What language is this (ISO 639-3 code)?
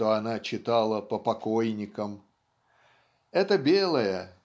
rus